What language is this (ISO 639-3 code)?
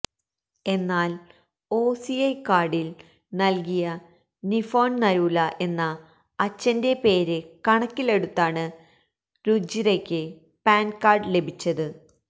mal